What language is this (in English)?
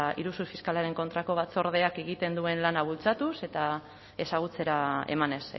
Basque